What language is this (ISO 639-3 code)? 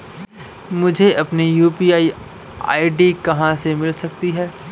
hin